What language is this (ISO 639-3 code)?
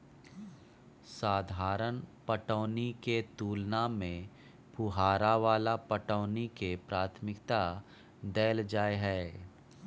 mai